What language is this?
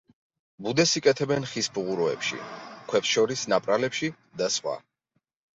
Georgian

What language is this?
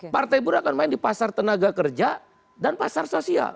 Indonesian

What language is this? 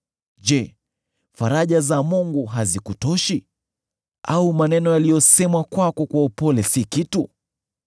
Swahili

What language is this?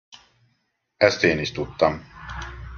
Hungarian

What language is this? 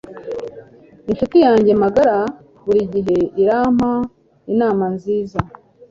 Kinyarwanda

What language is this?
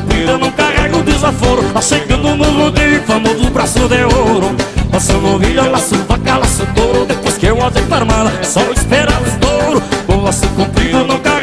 Portuguese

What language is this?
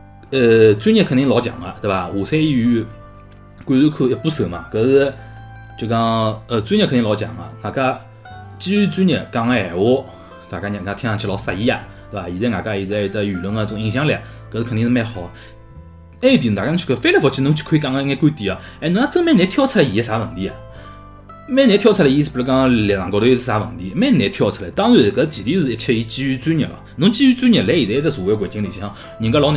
Chinese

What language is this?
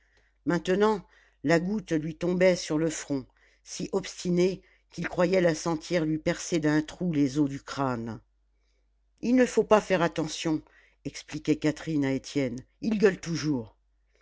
French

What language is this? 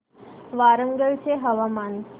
Marathi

